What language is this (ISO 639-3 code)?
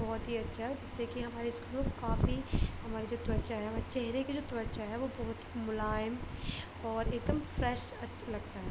urd